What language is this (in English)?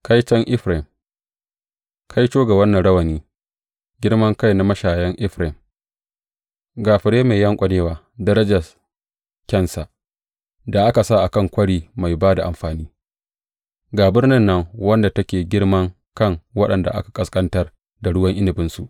Hausa